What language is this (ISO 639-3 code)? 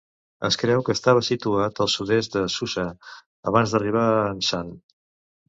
cat